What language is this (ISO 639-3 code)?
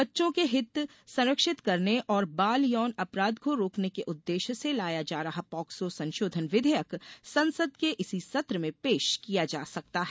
hin